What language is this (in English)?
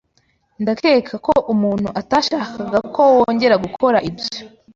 Kinyarwanda